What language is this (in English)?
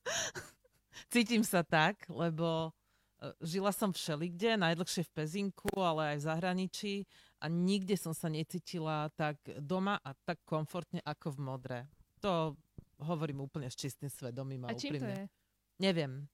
Slovak